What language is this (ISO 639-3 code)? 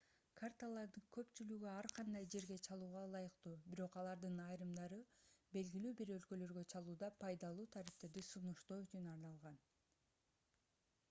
kir